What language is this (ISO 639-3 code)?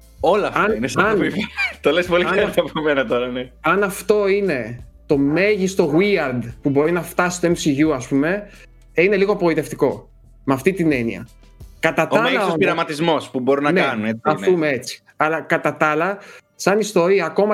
ell